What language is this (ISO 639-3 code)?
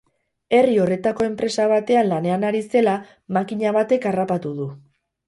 eus